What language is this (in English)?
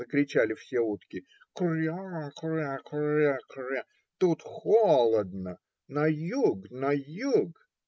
Russian